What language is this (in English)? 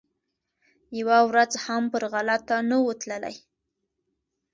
Pashto